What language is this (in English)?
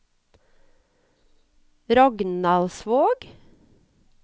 Norwegian